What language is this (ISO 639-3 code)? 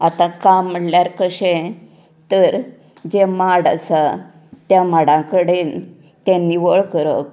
kok